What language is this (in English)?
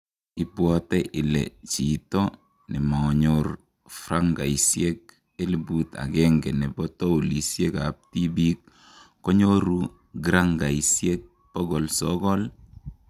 Kalenjin